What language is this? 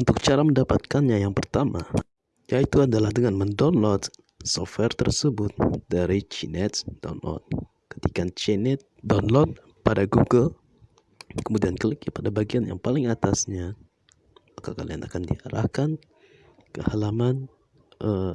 Indonesian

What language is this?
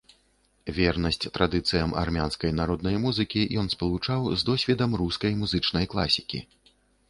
Belarusian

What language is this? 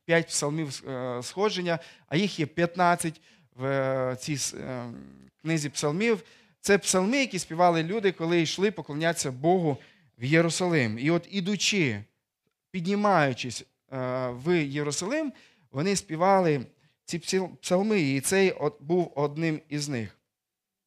Ukrainian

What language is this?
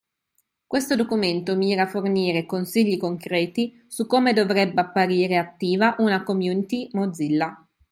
Italian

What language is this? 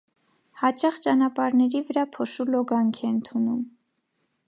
Armenian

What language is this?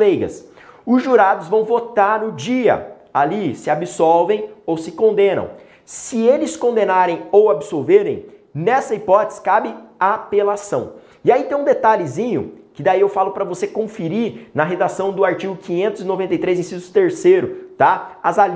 Portuguese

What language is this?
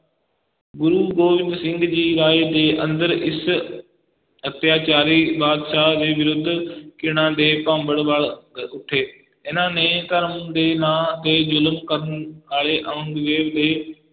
Punjabi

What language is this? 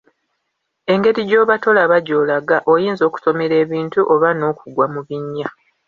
Ganda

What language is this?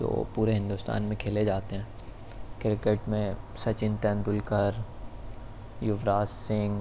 Urdu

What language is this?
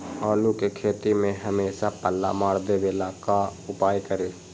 Magahi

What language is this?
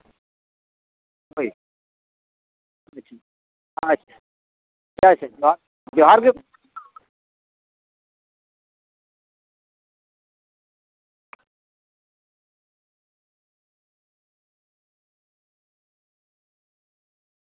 Santali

